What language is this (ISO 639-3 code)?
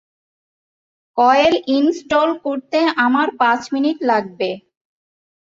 ben